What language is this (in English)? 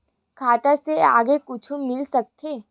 Chhattisgarhi